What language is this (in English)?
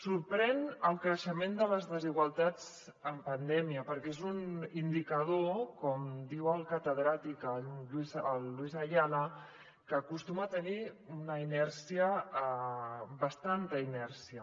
Catalan